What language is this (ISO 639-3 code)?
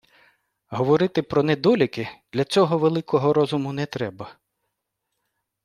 ukr